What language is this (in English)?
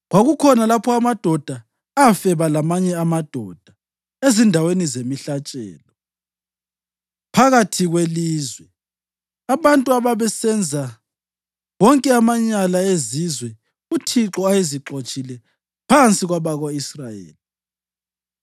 North Ndebele